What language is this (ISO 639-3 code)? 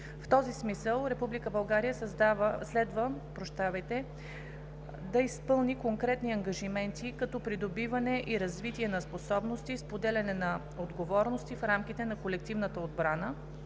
bul